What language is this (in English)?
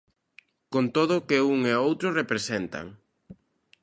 Galician